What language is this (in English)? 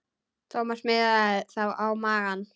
Icelandic